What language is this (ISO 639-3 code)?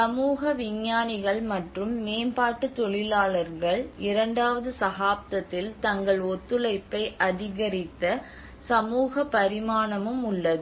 tam